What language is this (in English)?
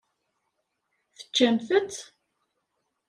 Kabyle